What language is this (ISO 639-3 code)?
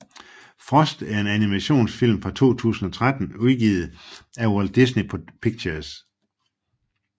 dan